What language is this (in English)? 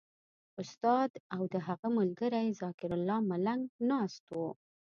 Pashto